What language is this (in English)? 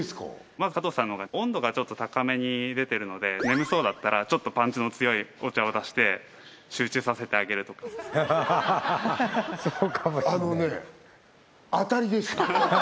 Japanese